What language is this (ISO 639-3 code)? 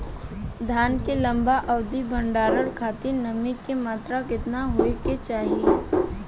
bho